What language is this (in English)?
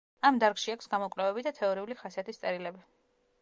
Georgian